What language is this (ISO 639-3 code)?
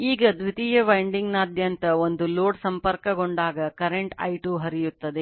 kan